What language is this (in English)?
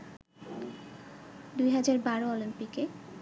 Bangla